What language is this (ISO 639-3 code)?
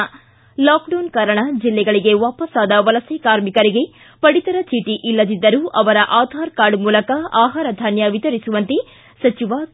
kan